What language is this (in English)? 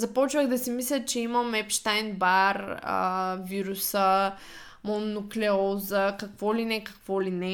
Bulgarian